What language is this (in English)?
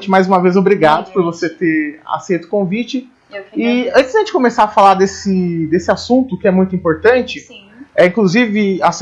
Portuguese